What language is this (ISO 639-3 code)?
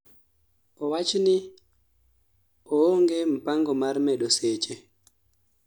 luo